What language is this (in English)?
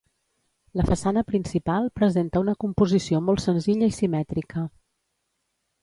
Catalan